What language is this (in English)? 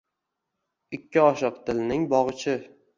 Uzbek